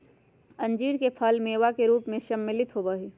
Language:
Magahi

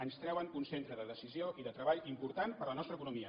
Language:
Catalan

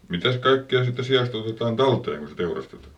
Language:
Finnish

